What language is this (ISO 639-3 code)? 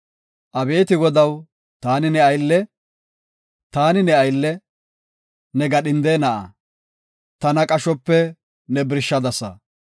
gof